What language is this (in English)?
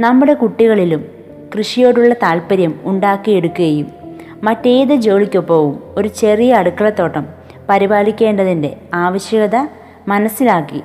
Malayalam